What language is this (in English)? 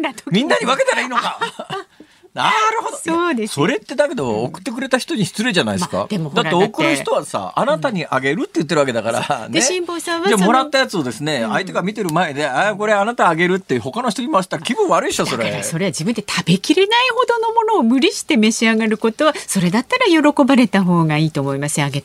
Japanese